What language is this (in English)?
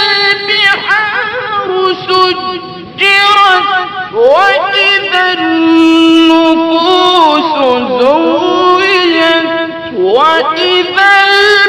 Arabic